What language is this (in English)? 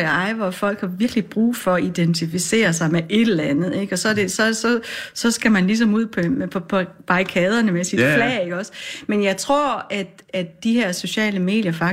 Danish